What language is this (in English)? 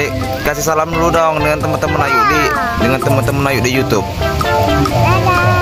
Indonesian